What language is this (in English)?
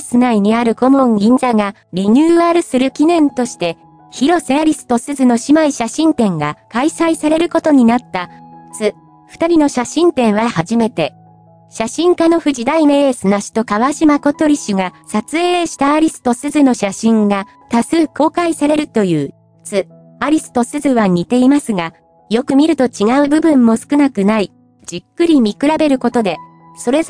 Japanese